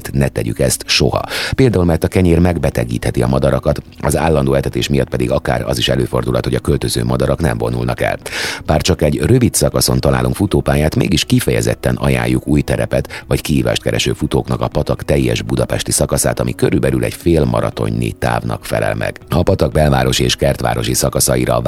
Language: Hungarian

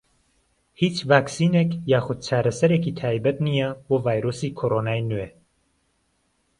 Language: Central Kurdish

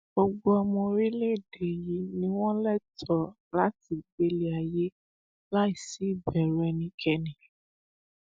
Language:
Yoruba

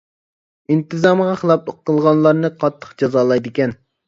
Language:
Uyghur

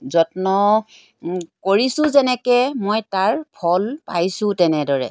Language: Assamese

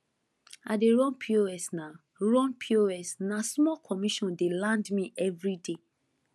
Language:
Nigerian Pidgin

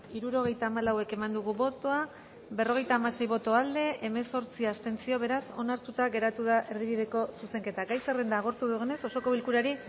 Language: Basque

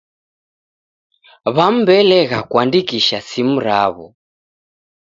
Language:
Taita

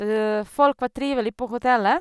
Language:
Norwegian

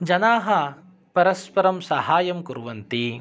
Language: Sanskrit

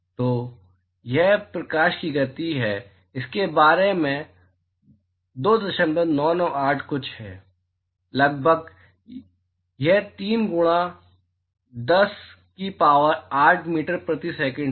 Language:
Hindi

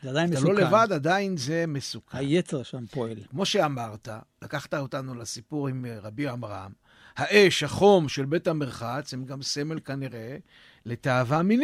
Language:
Hebrew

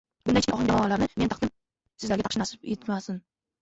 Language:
Uzbek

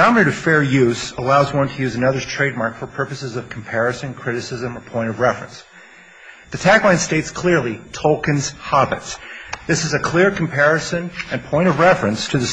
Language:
English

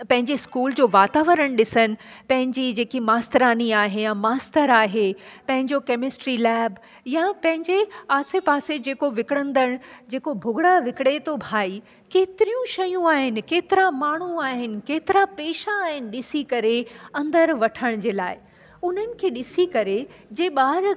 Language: Sindhi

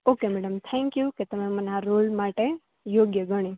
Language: Gujarati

